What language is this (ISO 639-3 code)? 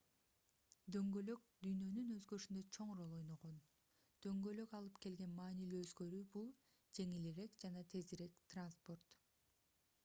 kir